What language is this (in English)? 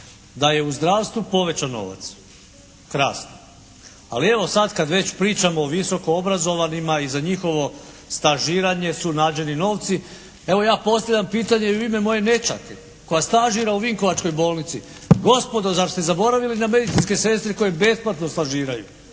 Croatian